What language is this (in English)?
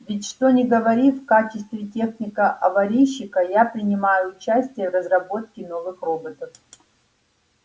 Russian